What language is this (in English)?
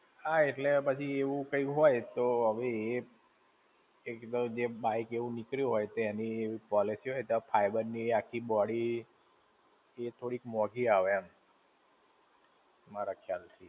Gujarati